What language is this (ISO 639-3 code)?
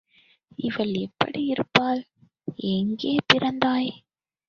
tam